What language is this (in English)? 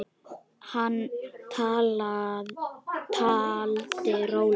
Icelandic